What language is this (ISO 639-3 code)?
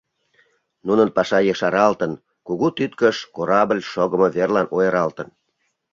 chm